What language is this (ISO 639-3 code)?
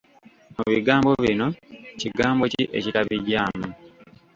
lug